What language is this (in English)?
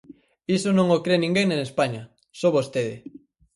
Galician